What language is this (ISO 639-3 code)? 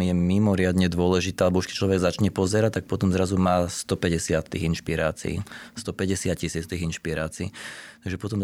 slk